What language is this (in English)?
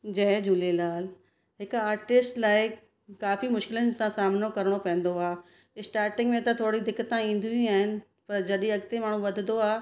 Sindhi